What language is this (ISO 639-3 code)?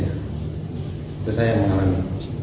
ind